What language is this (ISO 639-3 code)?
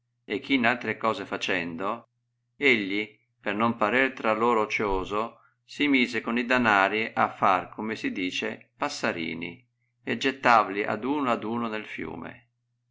ita